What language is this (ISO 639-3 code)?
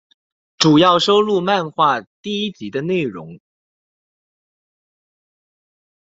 zho